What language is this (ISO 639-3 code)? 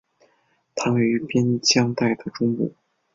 zho